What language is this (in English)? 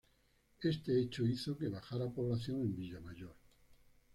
Spanish